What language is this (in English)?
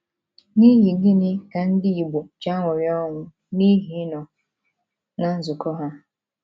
Igbo